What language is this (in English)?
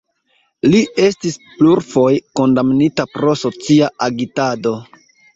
Esperanto